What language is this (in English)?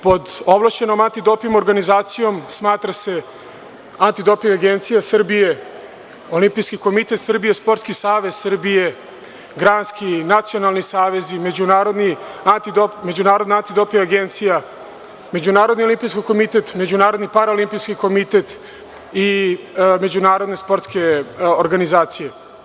Serbian